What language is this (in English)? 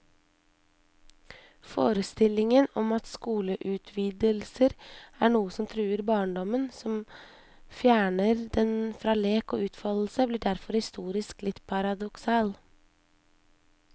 Norwegian